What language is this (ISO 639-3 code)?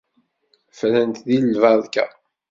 kab